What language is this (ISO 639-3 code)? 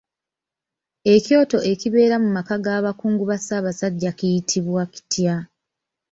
lug